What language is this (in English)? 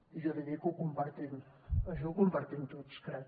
Catalan